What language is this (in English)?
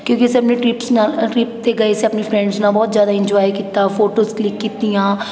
Punjabi